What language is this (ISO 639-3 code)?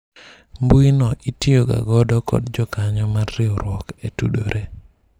luo